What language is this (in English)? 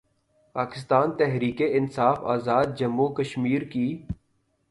Urdu